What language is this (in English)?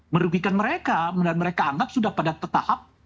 Indonesian